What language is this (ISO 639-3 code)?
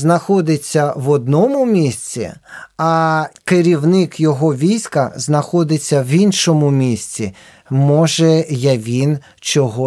ukr